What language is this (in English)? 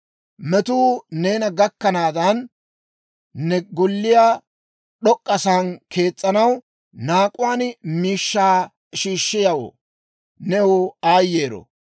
Dawro